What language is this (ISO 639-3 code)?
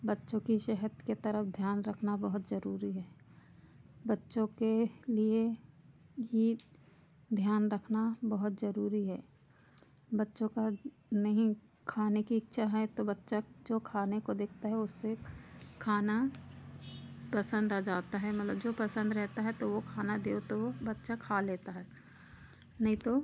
hin